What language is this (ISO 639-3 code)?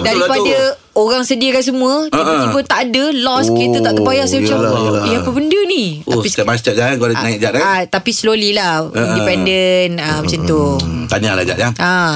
msa